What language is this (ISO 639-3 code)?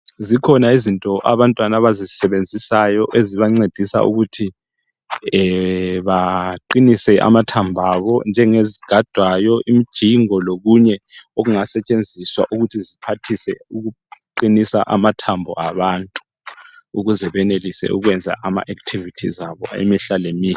nde